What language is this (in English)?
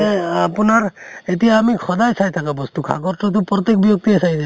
Assamese